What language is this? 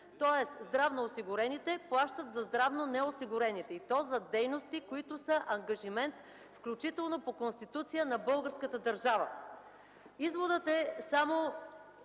Bulgarian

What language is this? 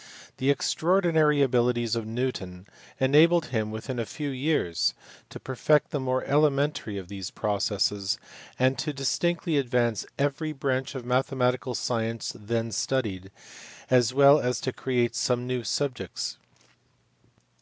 English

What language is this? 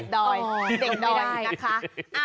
Thai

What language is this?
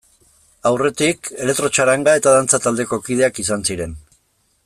Basque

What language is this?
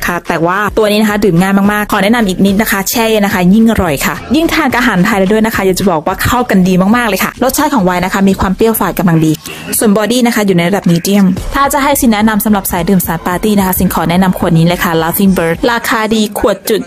Thai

